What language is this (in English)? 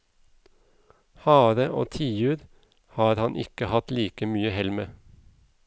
Norwegian